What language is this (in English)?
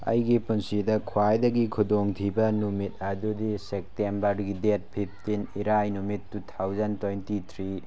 Manipuri